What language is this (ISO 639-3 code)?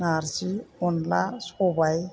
brx